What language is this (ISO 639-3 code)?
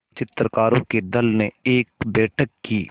hin